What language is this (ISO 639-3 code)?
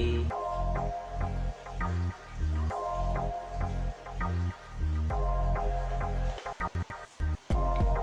ind